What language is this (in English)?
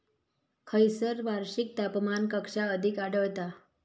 Marathi